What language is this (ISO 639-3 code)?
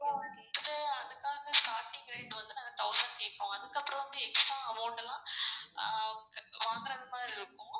tam